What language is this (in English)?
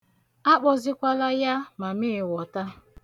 Igbo